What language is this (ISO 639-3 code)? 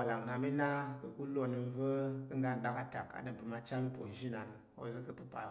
yer